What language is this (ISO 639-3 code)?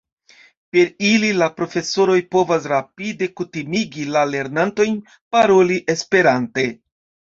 epo